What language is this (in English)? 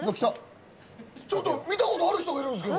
Japanese